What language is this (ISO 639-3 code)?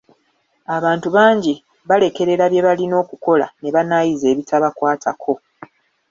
lug